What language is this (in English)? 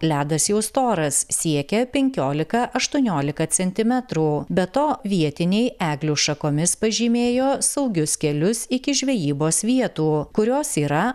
Lithuanian